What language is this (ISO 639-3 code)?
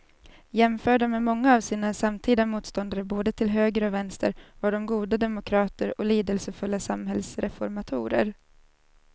swe